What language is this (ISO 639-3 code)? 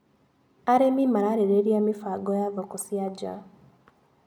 kik